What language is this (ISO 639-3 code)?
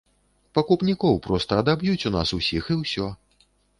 bel